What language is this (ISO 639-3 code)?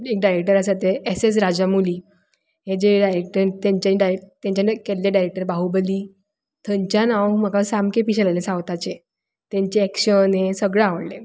kok